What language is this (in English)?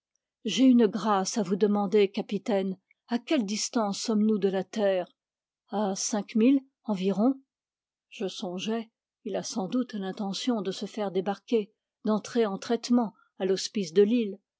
French